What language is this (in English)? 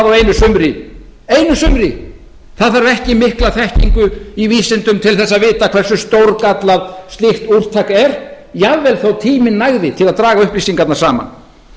Icelandic